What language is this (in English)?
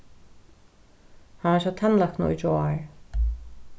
Faroese